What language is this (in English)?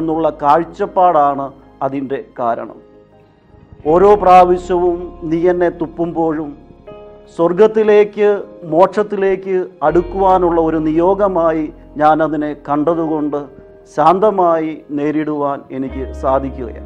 Italian